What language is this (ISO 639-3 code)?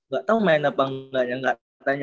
ind